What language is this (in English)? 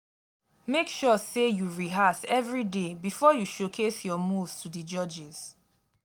Nigerian Pidgin